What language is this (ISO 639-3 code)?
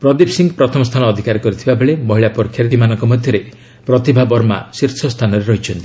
ori